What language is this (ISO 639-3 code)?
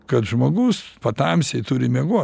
lit